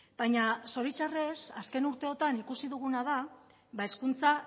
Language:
Basque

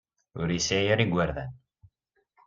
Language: Kabyle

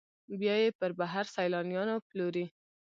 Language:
Pashto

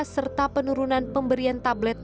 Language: Indonesian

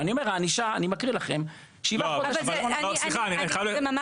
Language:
Hebrew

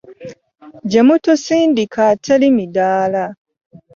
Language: Ganda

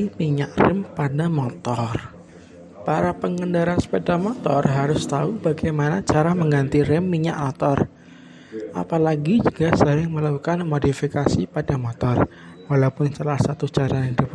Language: Indonesian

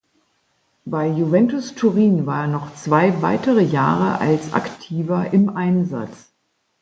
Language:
German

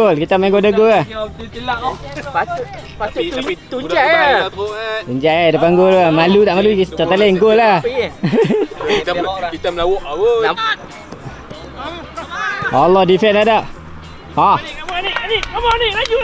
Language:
Malay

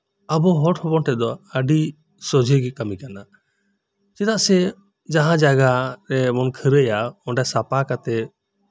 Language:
Santali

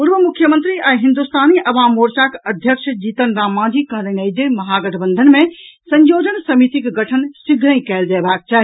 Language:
Maithili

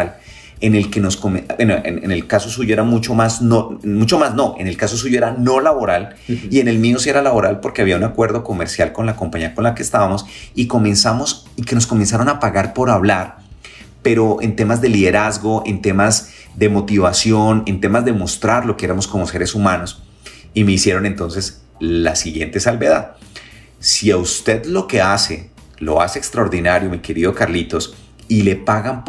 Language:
Spanish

